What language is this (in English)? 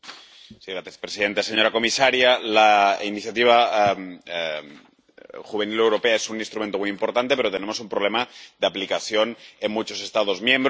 Spanish